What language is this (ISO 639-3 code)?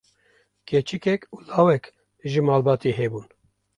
kur